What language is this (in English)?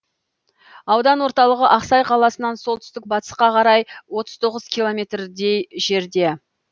Kazakh